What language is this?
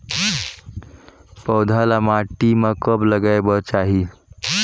Chhattisgarhi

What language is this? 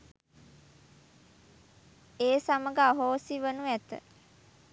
Sinhala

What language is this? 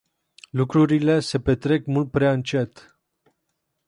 Romanian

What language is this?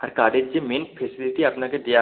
Bangla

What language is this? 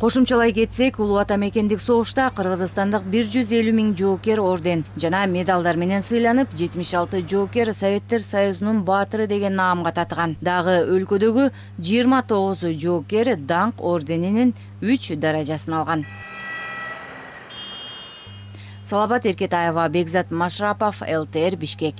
Russian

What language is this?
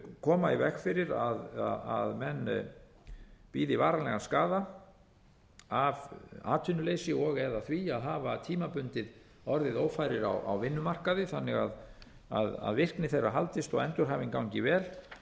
Icelandic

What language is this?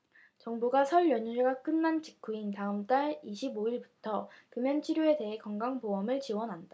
Korean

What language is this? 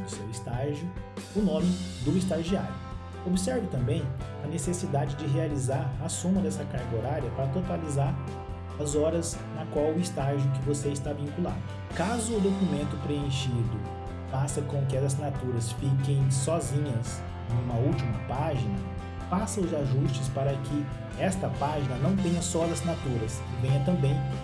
Portuguese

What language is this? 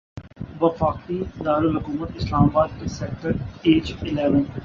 Urdu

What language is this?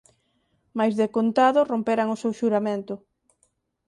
Galician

